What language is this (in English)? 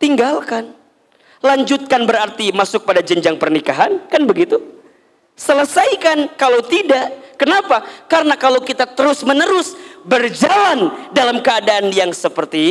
Indonesian